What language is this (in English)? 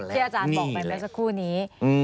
Thai